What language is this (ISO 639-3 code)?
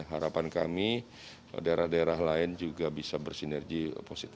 ind